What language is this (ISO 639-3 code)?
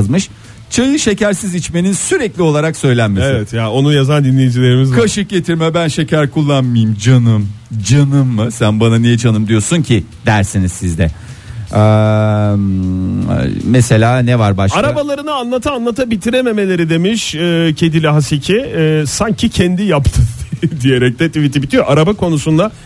tur